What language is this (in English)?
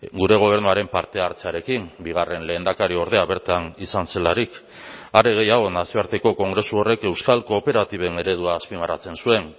Basque